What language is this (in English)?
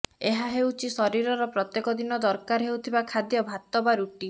Odia